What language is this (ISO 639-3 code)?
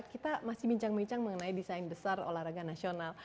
ind